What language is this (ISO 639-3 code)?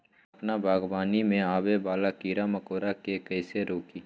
mag